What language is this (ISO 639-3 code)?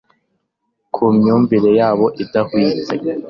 kin